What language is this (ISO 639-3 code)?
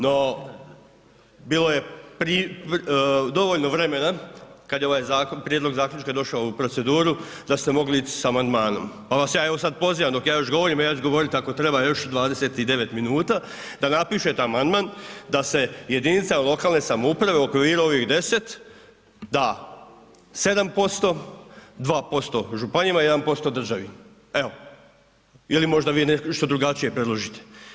hrv